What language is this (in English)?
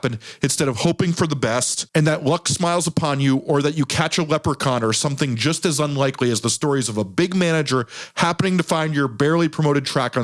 English